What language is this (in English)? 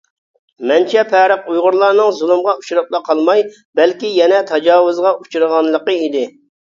Uyghur